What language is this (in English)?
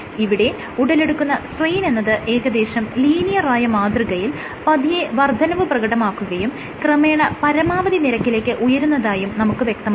Malayalam